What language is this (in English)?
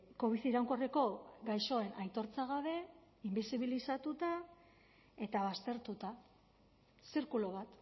Basque